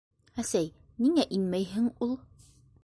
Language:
Bashkir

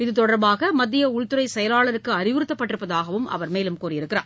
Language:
Tamil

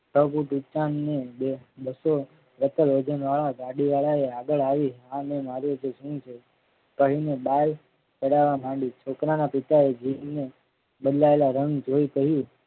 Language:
Gujarati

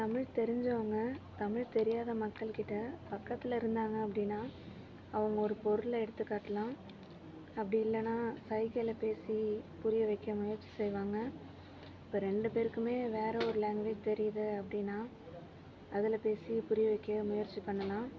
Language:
Tamil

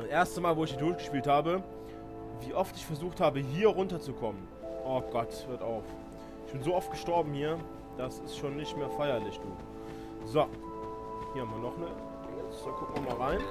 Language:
German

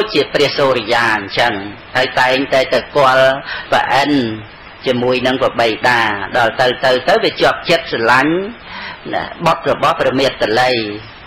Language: Vietnamese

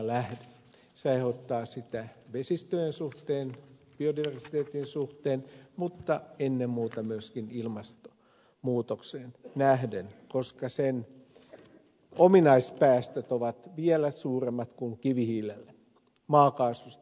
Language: Finnish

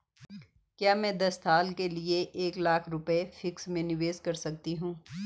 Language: Hindi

